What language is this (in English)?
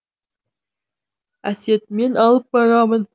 Kazakh